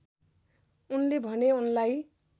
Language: Nepali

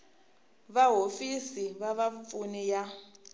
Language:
Tsonga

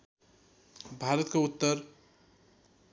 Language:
Nepali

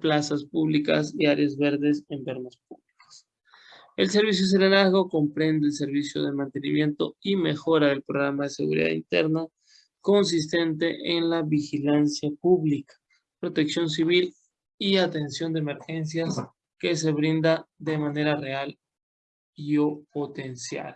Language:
Spanish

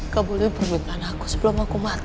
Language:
Indonesian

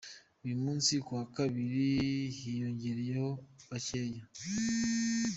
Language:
Kinyarwanda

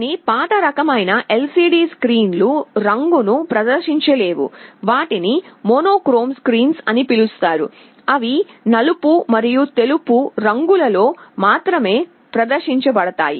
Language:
Telugu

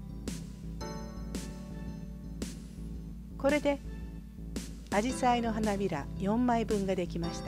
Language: Japanese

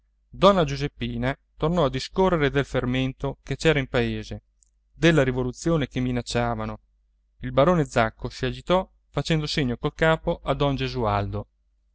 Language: Italian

